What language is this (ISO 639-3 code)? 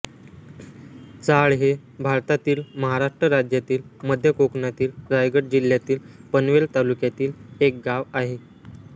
mar